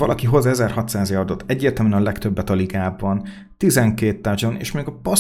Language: Hungarian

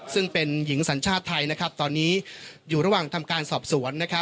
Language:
Thai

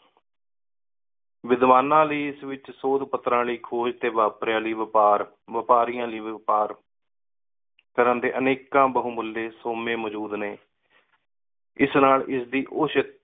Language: Punjabi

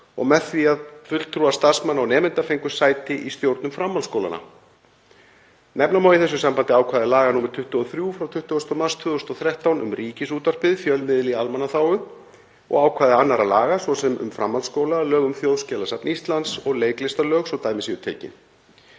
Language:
Icelandic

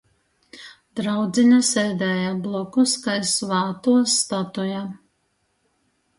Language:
Latgalian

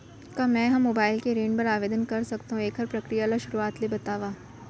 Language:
Chhattisgarhi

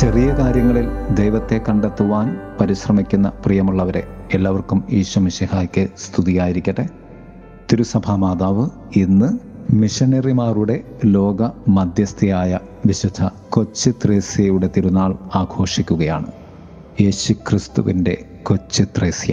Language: Malayalam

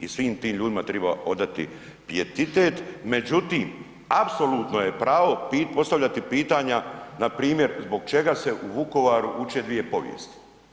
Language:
Croatian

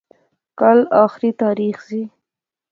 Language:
Pahari-Potwari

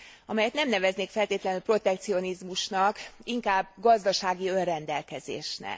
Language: Hungarian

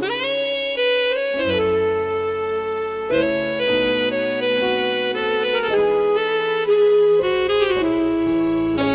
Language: Romanian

